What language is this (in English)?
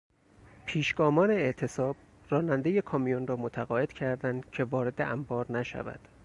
Persian